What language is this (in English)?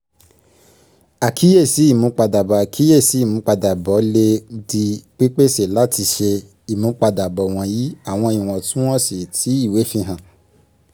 Yoruba